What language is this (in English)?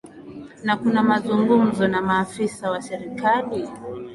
Swahili